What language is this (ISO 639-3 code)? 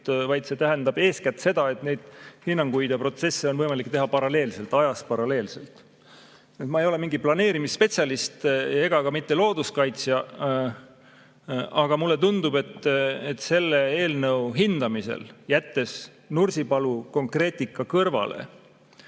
est